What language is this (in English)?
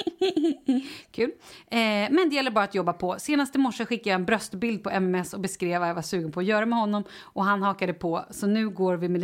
Swedish